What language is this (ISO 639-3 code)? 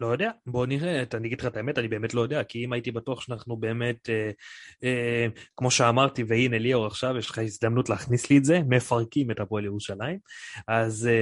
heb